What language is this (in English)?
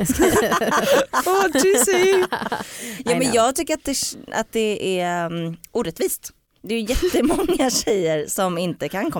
Swedish